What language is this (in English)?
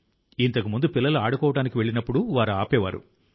Telugu